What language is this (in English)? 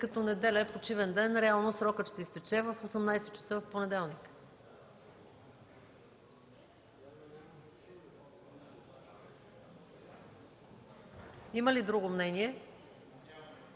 Bulgarian